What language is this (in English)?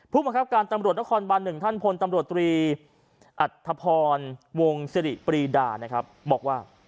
Thai